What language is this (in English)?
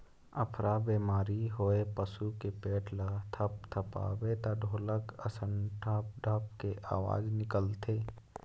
Chhattisgarhi